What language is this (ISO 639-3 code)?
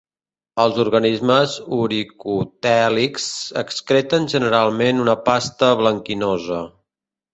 cat